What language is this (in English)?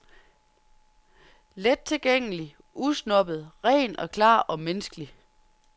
Danish